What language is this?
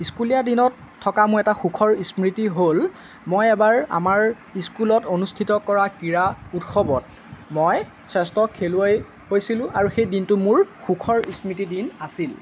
Assamese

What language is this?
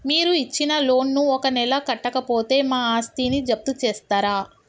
Telugu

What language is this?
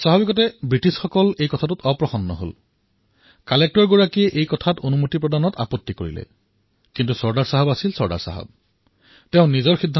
Assamese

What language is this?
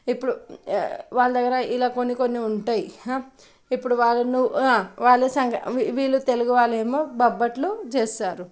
Telugu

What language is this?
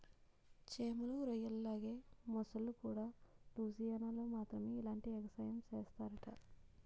Telugu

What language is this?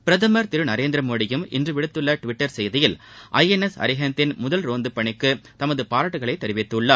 Tamil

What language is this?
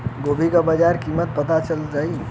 Bhojpuri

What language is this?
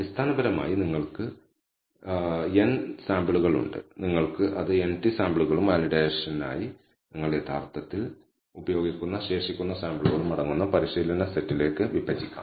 Malayalam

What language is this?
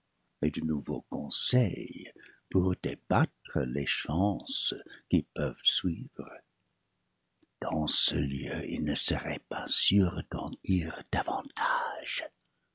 French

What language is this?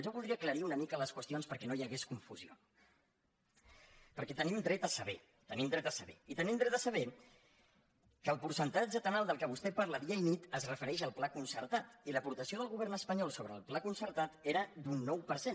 Catalan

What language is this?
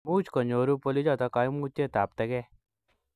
Kalenjin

